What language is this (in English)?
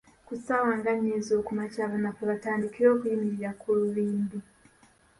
Ganda